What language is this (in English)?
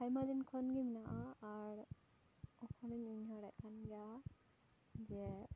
Santali